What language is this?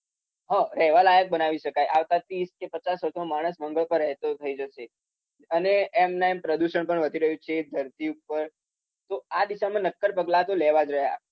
Gujarati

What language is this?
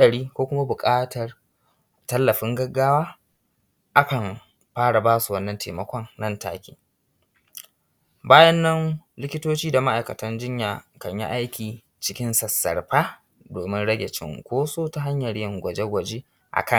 Hausa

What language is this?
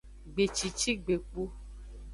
Aja (Benin)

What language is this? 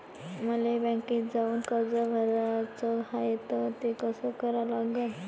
Marathi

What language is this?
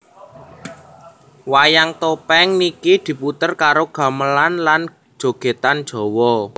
Javanese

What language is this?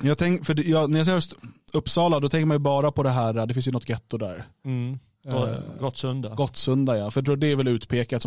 Swedish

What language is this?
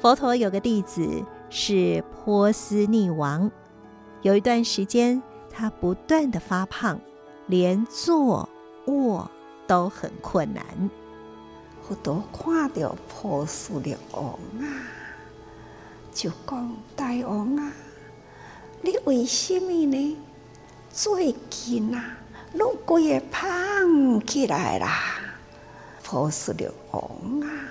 Chinese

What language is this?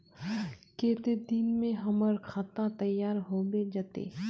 Magahi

